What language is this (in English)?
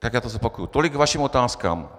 Czech